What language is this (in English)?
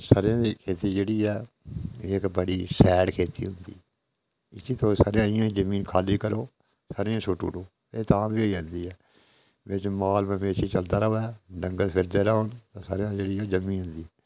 Dogri